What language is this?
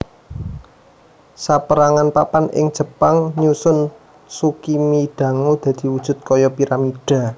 Javanese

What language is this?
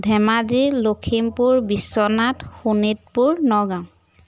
Assamese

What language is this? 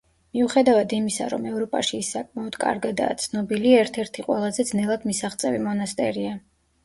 Georgian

